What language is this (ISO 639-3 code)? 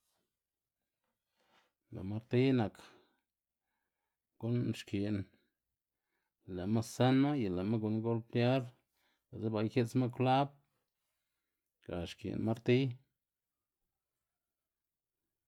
ztg